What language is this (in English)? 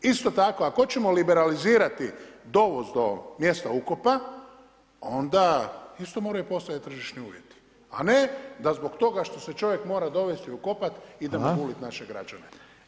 Croatian